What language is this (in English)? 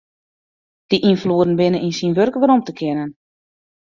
Western Frisian